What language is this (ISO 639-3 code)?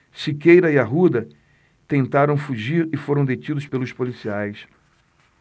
por